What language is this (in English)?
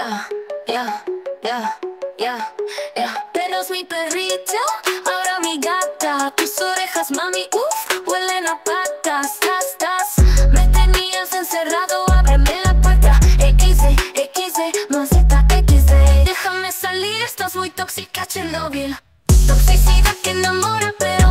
Spanish